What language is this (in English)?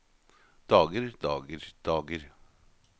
Norwegian